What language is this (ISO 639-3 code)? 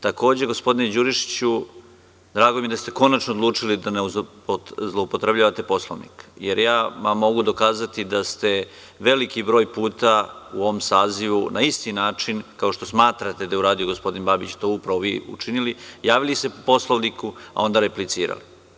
srp